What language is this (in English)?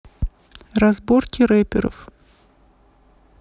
Russian